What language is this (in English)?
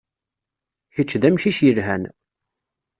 Kabyle